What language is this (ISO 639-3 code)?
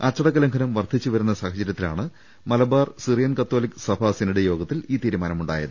mal